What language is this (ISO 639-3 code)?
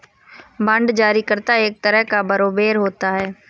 hin